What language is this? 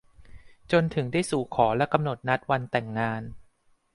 Thai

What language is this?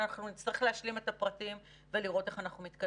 Hebrew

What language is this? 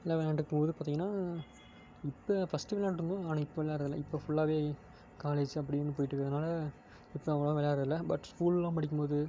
Tamil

